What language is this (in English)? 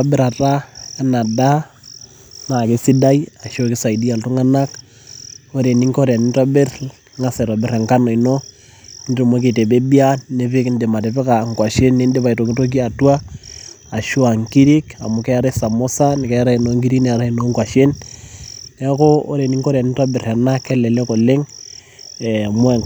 Masai